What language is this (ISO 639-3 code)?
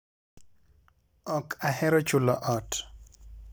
luo